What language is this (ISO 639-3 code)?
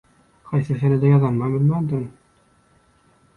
tuk